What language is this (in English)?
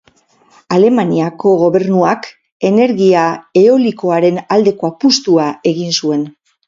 Basque